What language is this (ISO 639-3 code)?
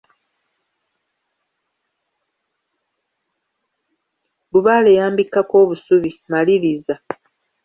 lug